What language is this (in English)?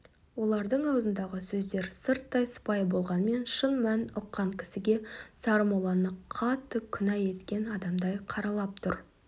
Kazakh